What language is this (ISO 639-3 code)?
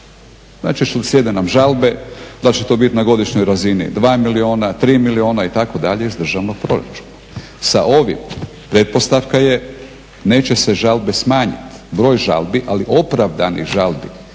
hrv